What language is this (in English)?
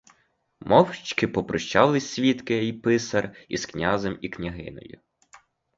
Ukrainian